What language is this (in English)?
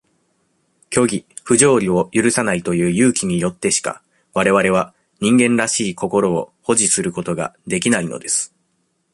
Japanese